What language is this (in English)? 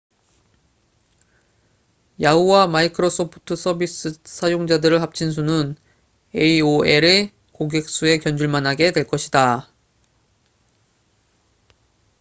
Korean